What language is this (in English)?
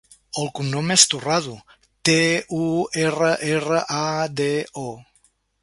Catalan